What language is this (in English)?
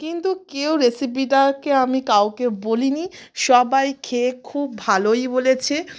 Bangla